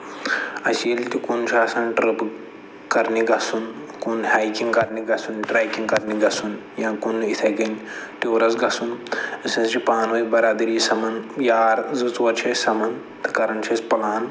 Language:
Kashmiri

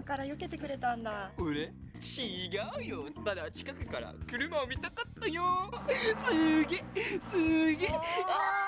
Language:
Japanese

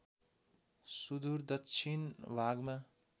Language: Nepali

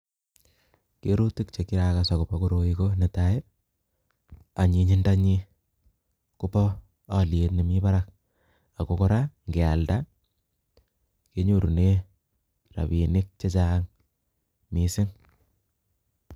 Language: Kalenjin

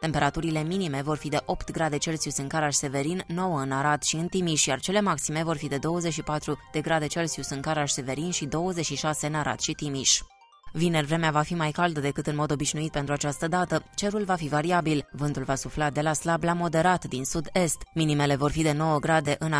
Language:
Romanian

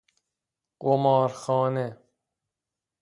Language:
Persian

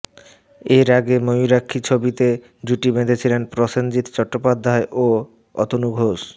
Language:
Bangla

